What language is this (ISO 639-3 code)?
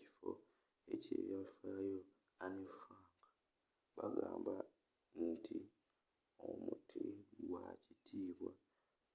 lug